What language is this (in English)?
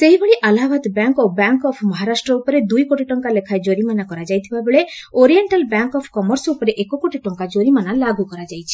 Odia